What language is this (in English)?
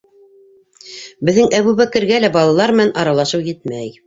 Bashkir